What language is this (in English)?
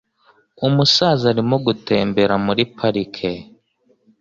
Kinyarwanda